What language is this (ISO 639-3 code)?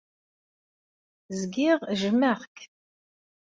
kab